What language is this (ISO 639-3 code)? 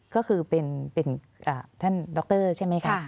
tha